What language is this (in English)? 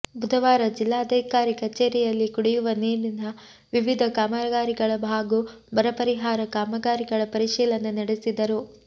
Kannada